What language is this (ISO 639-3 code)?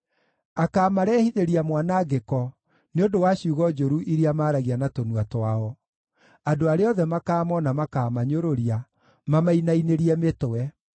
kik